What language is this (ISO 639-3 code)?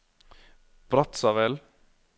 nor